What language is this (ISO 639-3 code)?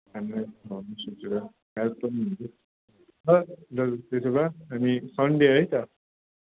nep